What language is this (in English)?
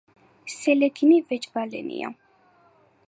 Georgian